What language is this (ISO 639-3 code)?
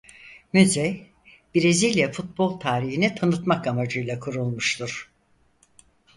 tur